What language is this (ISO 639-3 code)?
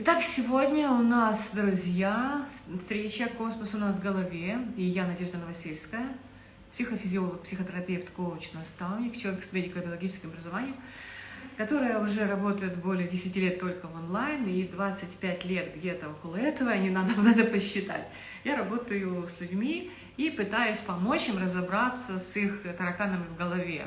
rus